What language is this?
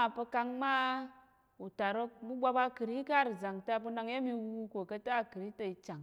Tarok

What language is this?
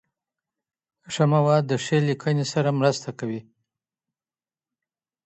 Pashto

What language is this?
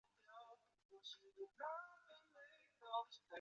Chinese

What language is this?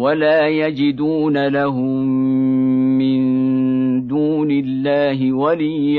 Arabic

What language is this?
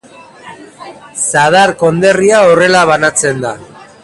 Basque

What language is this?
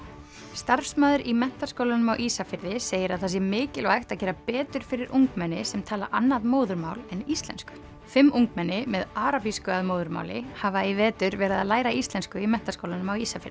Icelandic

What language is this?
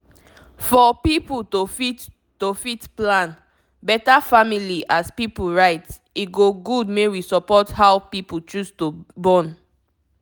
Nigerian Pidgin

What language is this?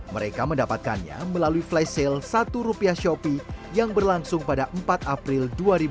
Indonesian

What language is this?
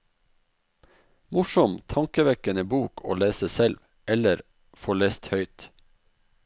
Norwegian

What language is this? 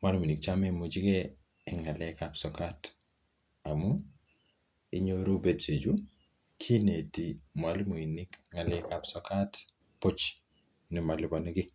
Kalenjin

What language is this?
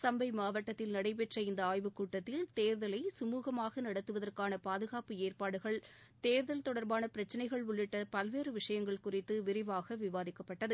Tamil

